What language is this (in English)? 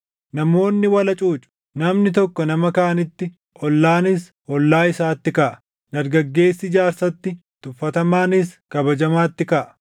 Oromo